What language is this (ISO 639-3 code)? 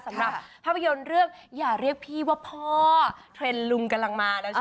tha